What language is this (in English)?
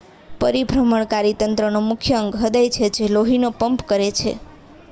Gujarati